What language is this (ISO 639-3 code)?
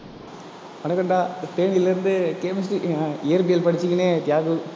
tam